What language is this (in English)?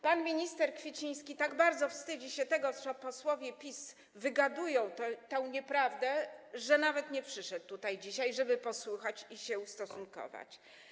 Polish